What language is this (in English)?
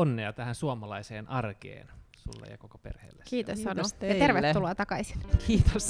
Finnish